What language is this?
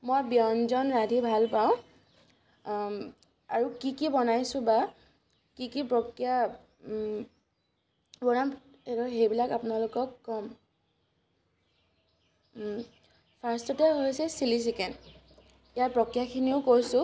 Assamese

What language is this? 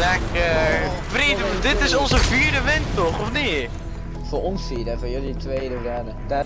Dutch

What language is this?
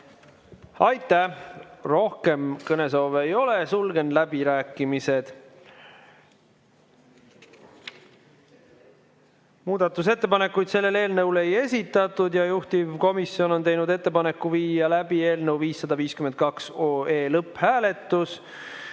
Estonian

